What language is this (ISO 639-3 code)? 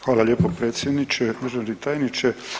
hrv